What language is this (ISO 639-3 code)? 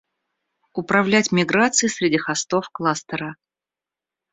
rus